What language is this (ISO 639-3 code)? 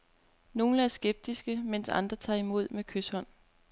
dan